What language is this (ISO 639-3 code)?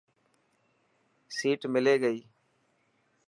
mki